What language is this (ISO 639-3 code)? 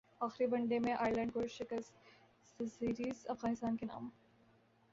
urd